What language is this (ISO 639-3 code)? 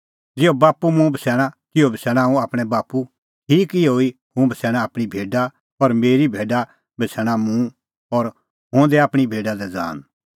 kfx